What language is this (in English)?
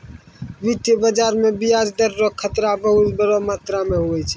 Maithili